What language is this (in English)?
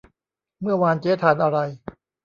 Thai